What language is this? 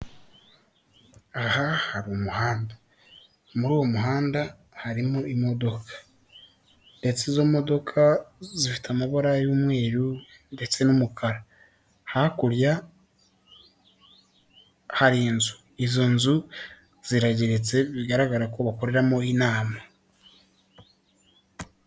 Kinyarwanda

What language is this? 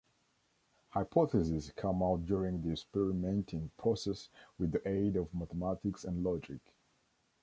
English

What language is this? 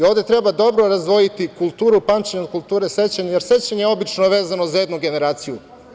Serbian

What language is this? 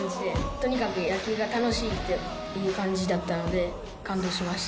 Japanese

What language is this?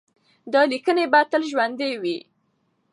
Pashto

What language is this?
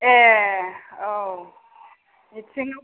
Bodo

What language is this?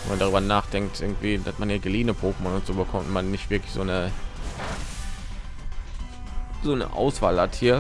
German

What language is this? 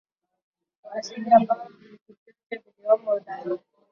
Swahili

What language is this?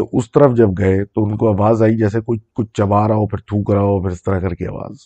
Urdu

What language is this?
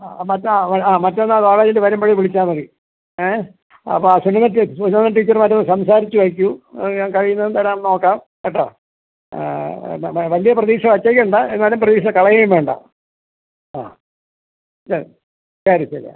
Malayalam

